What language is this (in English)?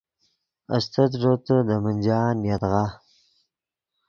Yidgha